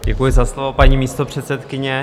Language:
Czech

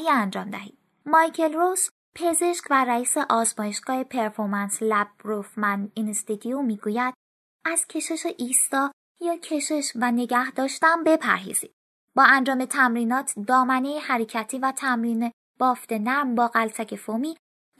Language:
Persian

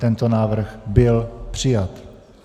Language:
Czech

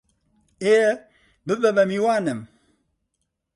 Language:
Central Kurdish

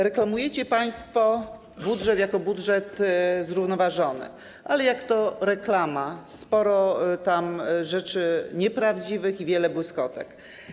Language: Polish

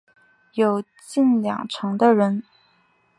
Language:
Chinese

